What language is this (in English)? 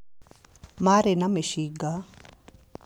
Kikuyu